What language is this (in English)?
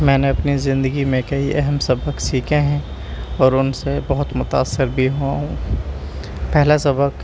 Urdu